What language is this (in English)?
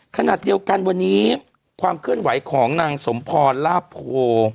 Thai